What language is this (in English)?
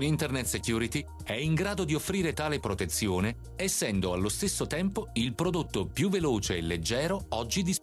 Italian